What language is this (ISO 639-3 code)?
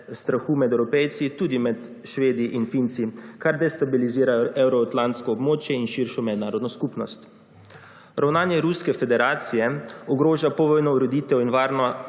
slv